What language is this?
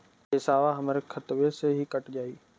Bhojpuri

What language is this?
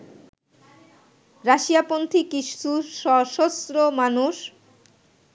Bangla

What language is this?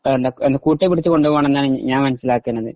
Malayalam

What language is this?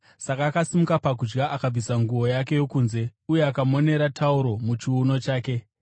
Shona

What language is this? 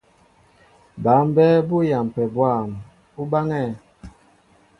Mbo (Cameroon)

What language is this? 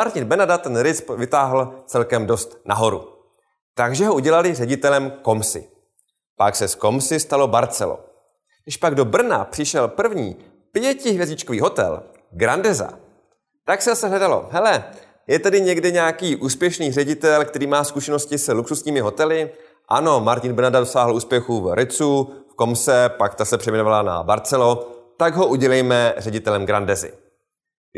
Czech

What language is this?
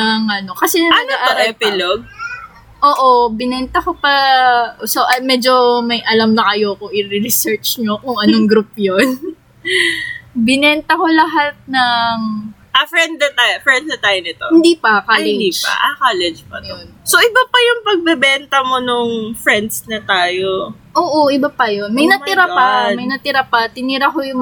Filipino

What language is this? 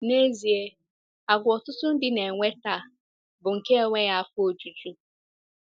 Igbo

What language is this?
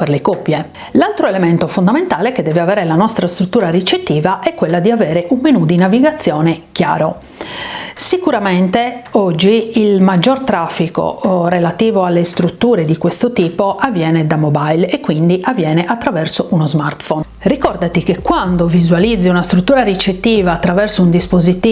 Italian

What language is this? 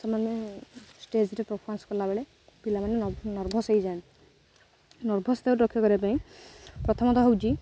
Odia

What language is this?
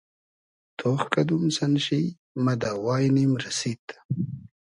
Hazaragi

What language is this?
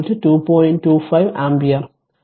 Malayalam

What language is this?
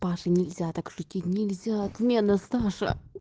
Russian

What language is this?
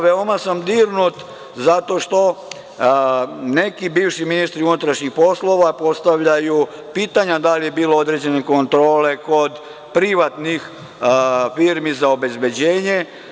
Serbian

